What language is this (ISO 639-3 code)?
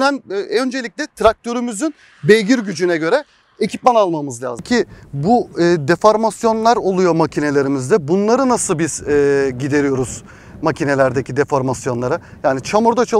tur